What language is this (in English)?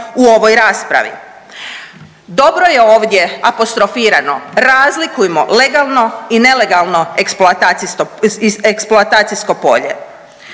Croatian